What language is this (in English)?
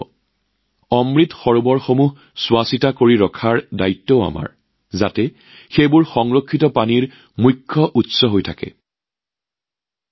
Assamese